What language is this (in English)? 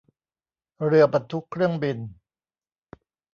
Thai